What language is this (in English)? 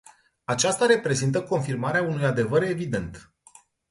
Romanian